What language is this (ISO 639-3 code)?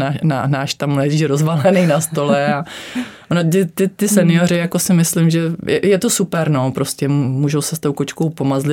ces